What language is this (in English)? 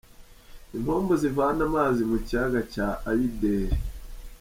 Kinyarwanda